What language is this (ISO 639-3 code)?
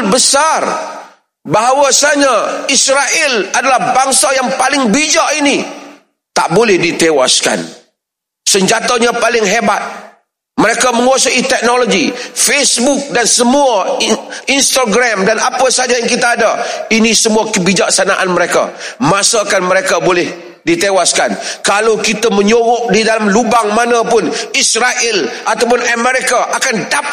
msa